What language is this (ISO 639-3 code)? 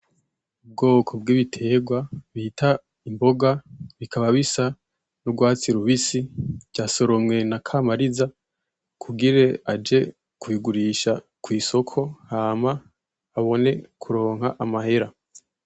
run